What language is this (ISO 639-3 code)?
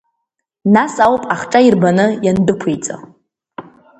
abk